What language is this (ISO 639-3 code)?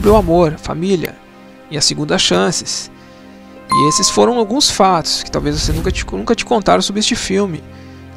por